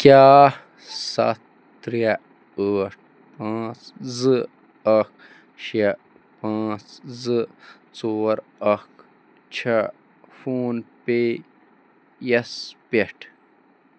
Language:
Kashmiri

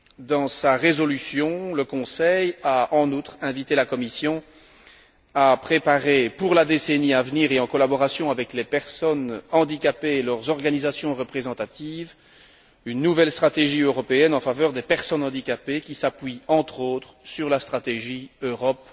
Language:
French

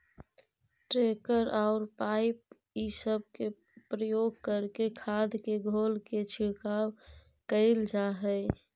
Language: Magahi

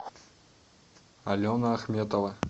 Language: Russian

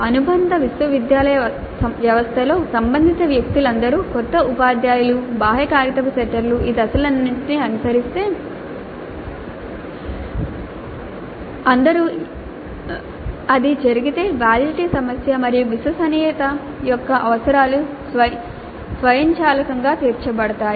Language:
Telugu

